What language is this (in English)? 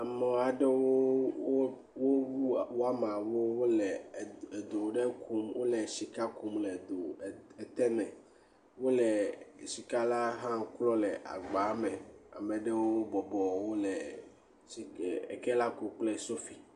Ewe